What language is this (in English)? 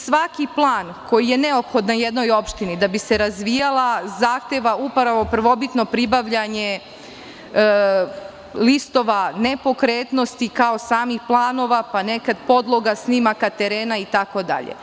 Serbian